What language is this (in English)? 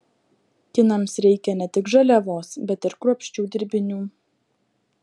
Lithuanian